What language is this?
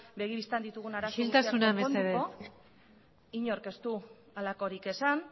Basque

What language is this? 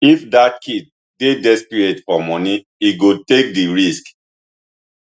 Nigerian Pidgin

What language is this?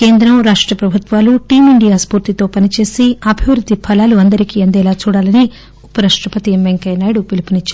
Telugu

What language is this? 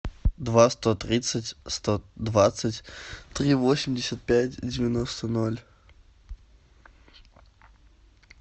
Russian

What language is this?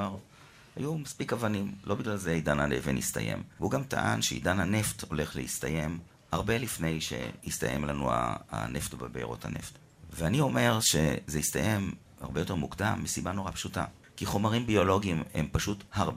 Hebrew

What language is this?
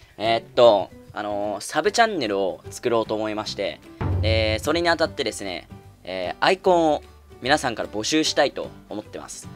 Japanese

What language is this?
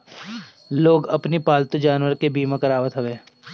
Bhojpuri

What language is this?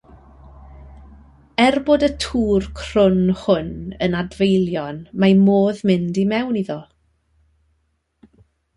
Welsh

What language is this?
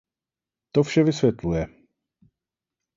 Czech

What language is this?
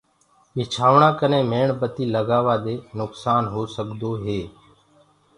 Gurgula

